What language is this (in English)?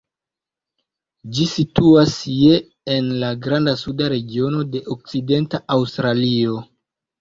Esperanto